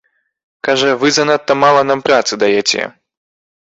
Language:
Belarusian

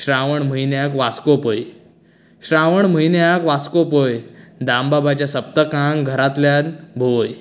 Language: Konkani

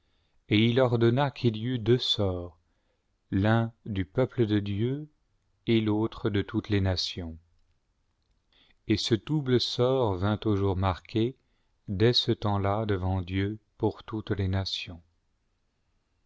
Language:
French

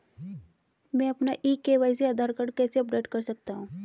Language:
Hindi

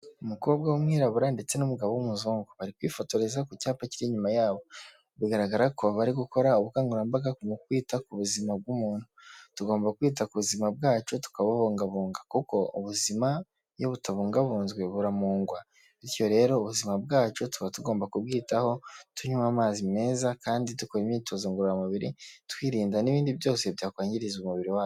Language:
Kinyarwanda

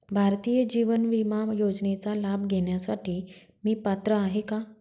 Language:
Marathi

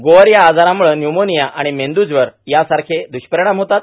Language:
Marathi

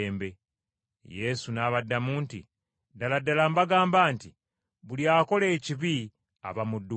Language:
Ganda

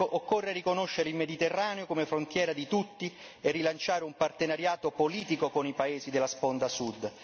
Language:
Italian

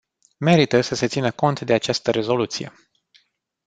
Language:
Romanian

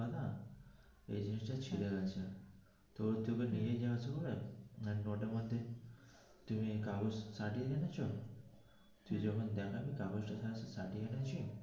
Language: Bangla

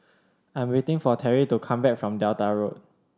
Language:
English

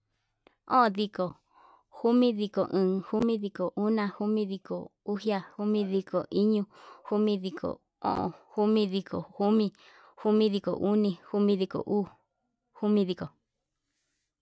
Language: Yutanduchi Mixtec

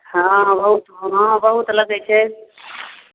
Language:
Maithili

